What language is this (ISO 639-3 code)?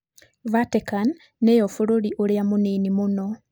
kik